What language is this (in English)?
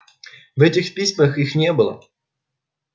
Russian